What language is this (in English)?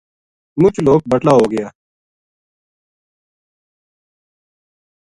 Gujari